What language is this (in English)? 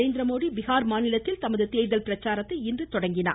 Tamil